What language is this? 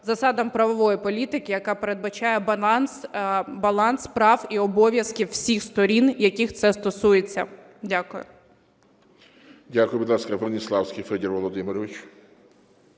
Ukrainian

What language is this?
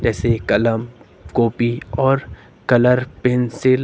Hindi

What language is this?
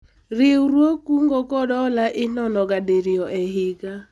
Luo (Kenya and Tanzania)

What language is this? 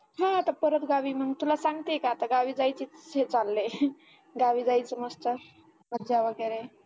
Marathi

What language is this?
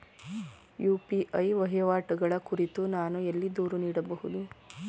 Kannada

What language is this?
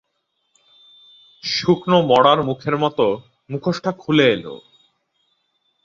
Bangla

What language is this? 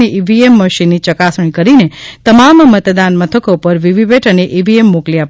Gujarati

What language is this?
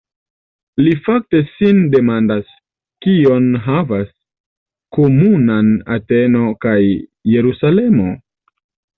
Esperanto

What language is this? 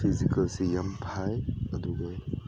Manipuri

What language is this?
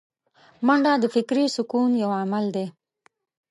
Pashto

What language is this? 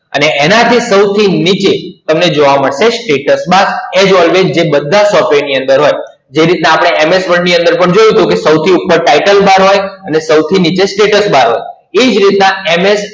Gujarati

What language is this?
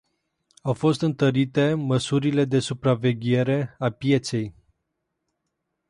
Romanian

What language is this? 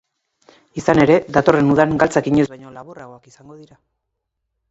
Basque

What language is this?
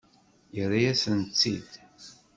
Kabyle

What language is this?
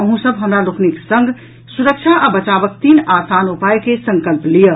Maithili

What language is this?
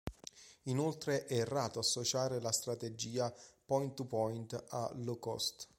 Italian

